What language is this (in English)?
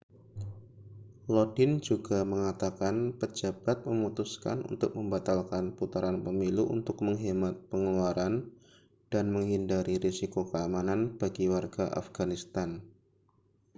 Indonesian